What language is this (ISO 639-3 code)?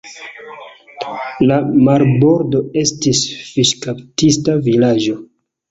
epo